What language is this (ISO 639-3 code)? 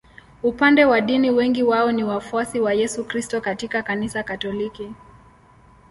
swa